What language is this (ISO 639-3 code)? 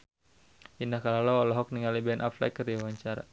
sun